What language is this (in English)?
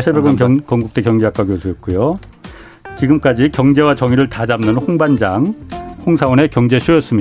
Korean